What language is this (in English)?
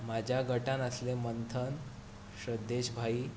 Konkani